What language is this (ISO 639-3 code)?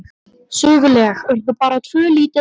isl